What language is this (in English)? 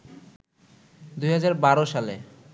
Bangla